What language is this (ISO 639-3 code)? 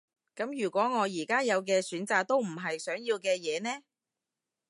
yue